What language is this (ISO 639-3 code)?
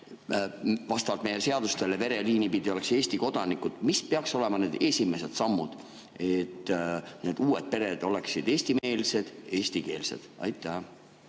est